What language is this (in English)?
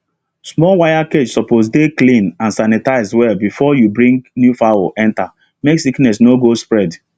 Nigerian Pidgin